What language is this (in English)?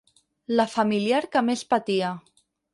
Catalan